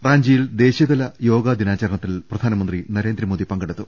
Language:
Malayalam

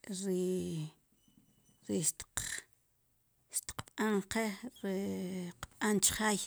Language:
Sipacapense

